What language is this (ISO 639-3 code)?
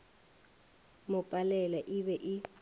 nso